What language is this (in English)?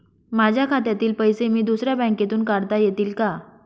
Marathi